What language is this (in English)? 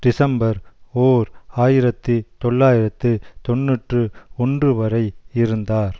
Tamil